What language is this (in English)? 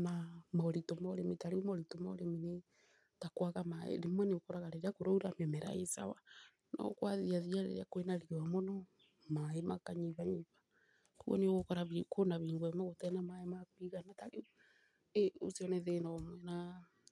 Kikuyu